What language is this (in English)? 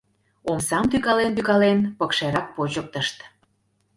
Mari